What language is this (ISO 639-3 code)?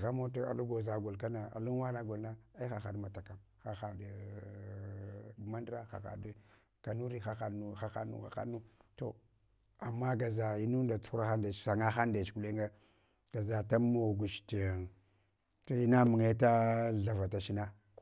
hwo